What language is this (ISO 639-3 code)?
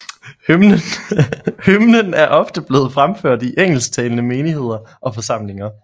dan